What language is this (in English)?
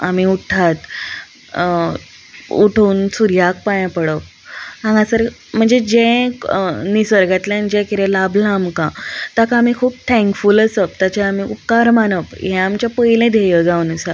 Konkani